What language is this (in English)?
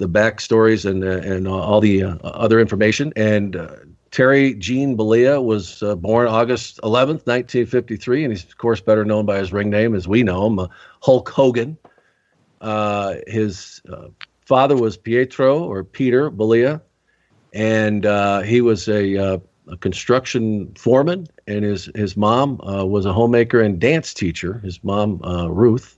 English